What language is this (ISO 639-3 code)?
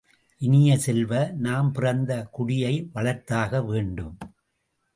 tam